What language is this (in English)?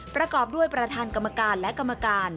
Thai